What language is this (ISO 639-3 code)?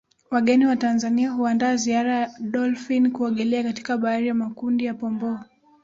swa